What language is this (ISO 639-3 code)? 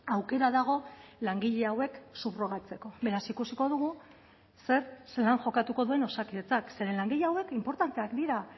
eus